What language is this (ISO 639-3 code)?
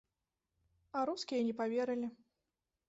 bel